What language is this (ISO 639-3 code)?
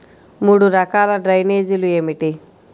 tel